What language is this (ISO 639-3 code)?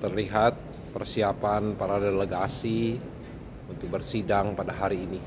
ind